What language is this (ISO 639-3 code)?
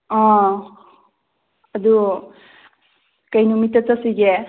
mni